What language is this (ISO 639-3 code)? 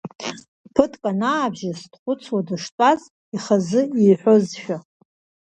abk